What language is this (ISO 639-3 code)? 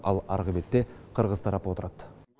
kaz